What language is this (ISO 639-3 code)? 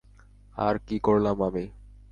ben